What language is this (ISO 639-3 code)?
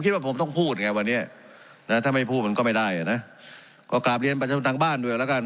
tha